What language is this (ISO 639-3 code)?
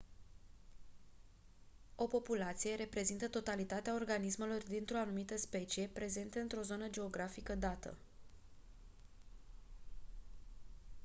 ron